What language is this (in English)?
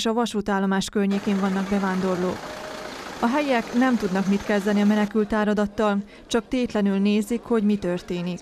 Hungarian